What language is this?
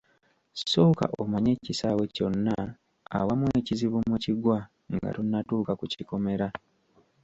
Ganda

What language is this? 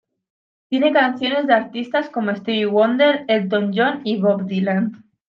Spanish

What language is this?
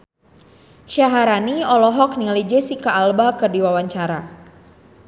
Sundanese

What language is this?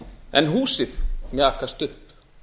Icelandic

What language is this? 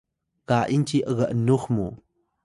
Atayal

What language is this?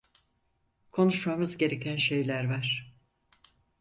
Turkish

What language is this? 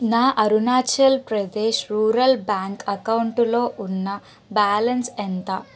Telugu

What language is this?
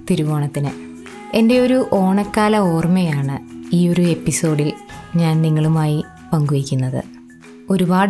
Malayalam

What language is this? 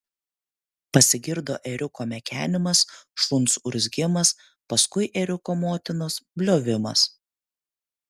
Lithuanian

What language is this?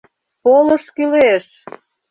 Mari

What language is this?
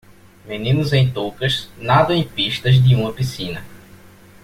Portuguese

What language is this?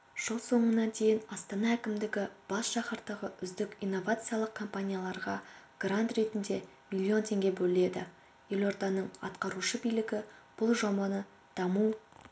Kazakh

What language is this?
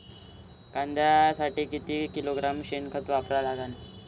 Marathi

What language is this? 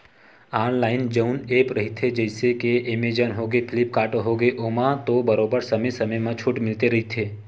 Chhattisgarhi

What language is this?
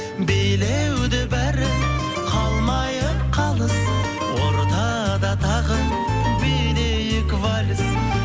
Kazakh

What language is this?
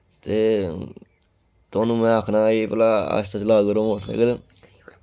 Dogri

